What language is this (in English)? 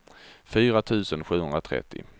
Swedish